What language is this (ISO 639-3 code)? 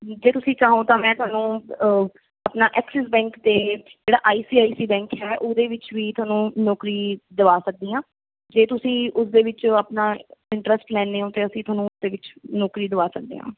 pan